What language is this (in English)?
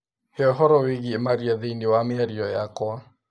Kikuyu